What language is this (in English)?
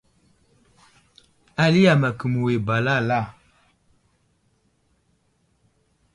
Wuzlam